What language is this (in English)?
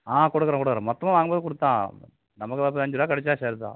Tamil